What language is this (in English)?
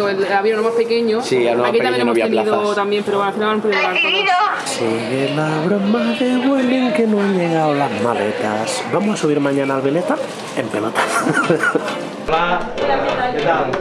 Spanish